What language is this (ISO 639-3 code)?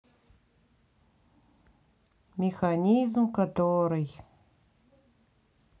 rus